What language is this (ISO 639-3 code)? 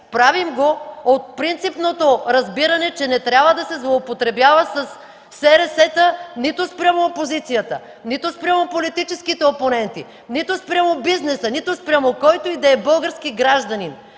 bul